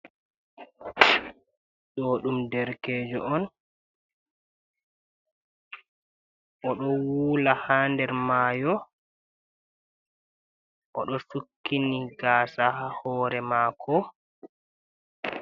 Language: Fula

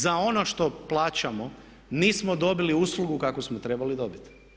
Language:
Croatian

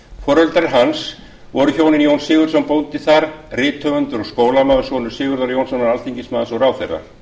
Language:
Icelandic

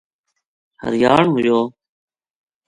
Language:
Gujari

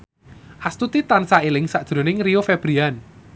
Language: Javanese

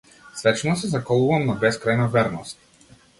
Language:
Macedonian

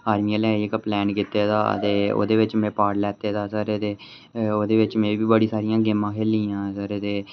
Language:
Dogri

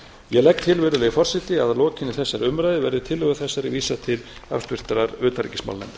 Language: Icelandic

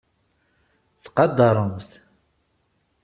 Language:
Kabyle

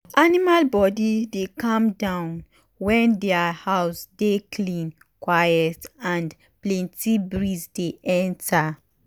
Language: Nigerian Pidgin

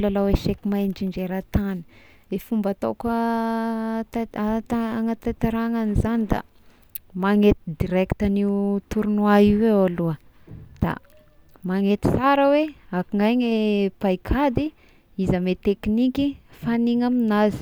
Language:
Tesaka Malagasy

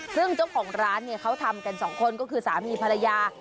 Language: Thai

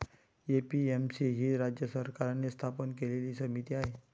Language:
Marathi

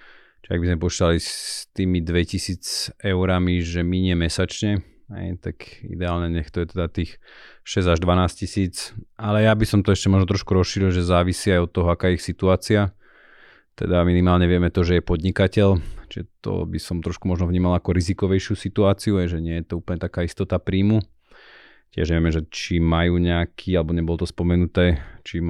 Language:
Slovak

